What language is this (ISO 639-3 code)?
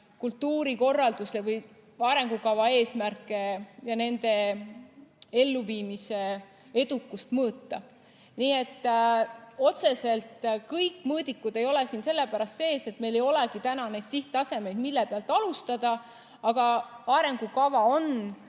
est